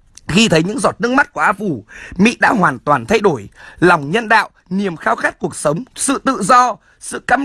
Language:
Vietnamese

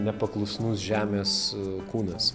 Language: Lithuanian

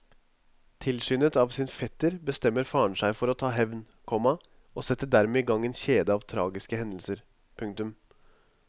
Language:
Norwegian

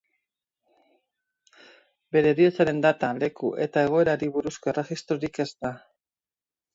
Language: Basque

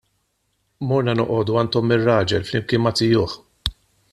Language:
Maltese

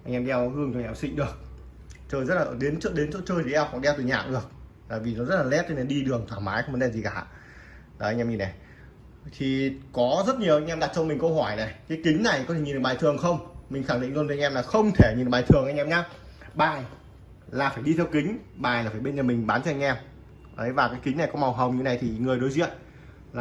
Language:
Vietnamese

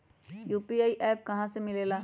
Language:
Magahi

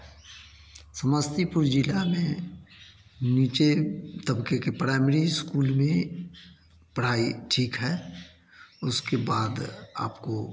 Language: Hindi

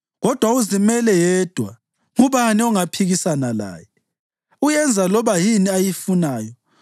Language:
North Ndebele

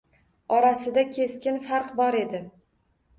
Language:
Uzbek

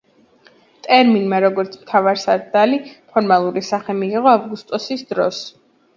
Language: Georgian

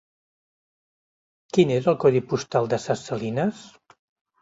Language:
Catalan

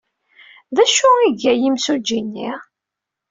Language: Kabyle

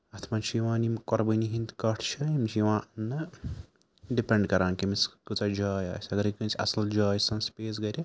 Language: Kashmiri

